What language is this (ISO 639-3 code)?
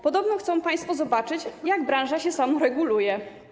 pol